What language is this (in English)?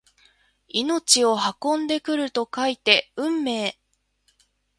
Japanese